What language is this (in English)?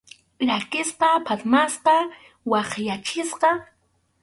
Arequipa-La Unión Quechua